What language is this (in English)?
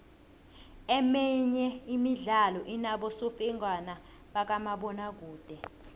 South Ndebele